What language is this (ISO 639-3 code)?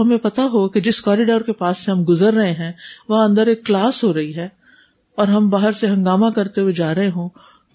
urd